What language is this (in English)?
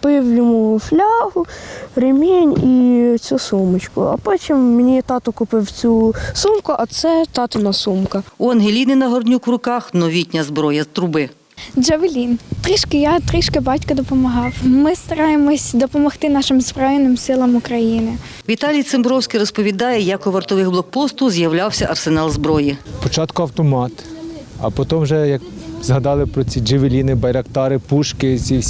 Ukrainian